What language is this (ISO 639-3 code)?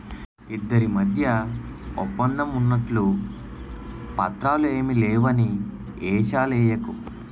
tel